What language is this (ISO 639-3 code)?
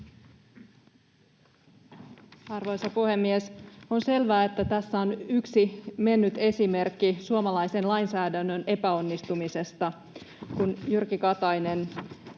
fin